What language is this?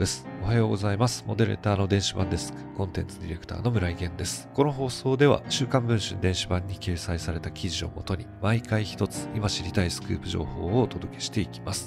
Japanese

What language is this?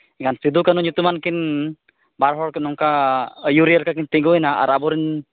Santali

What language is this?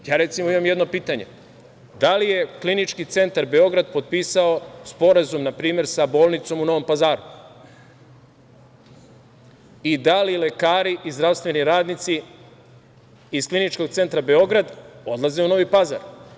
Serbian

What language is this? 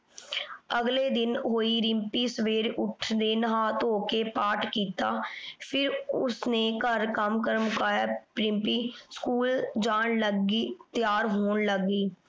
Punjabi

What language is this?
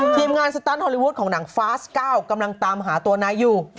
Thai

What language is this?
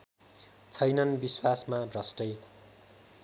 Nepali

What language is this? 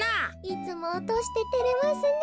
Japanese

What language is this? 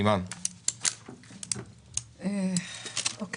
Hebrew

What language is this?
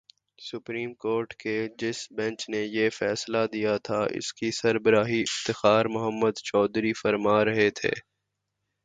Urdu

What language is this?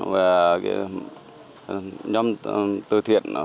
Vietnamese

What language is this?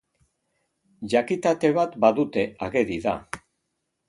Basque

